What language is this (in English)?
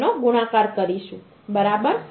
Gujarati